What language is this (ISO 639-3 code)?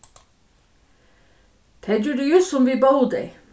fao